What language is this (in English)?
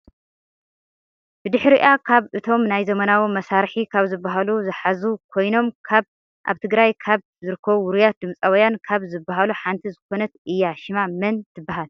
Tigrinya